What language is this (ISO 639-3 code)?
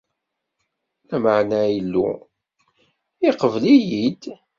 kab